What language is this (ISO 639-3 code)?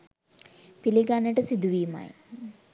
sin